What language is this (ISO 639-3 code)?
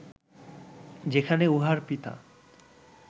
ben